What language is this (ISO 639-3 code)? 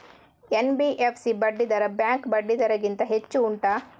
kan